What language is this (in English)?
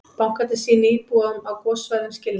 Icelandic